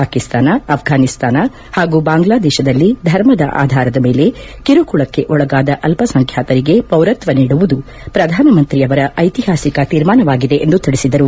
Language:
Kannada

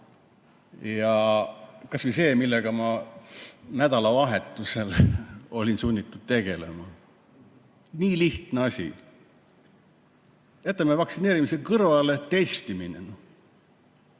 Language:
Estonian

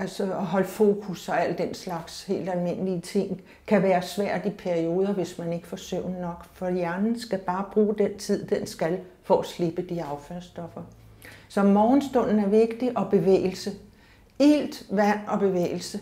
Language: Danish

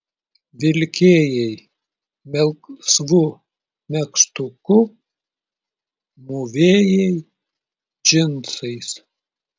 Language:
Lithuanian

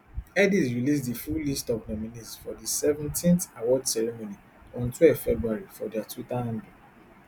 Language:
Nigerian Pidgin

